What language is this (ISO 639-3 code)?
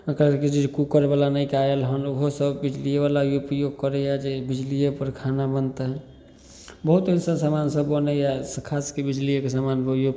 mai